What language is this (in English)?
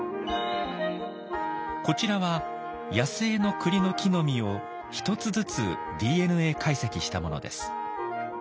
Japanese